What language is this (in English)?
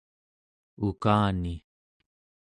Central Yupik